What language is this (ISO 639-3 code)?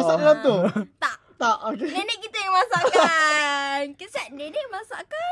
msa